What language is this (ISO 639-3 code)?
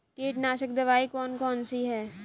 hin